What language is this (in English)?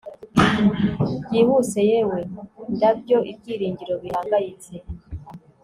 Kinyarwanda